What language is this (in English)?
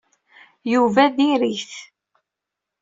Kabyle